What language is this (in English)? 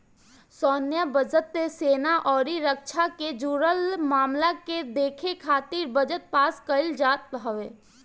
Bhojpuri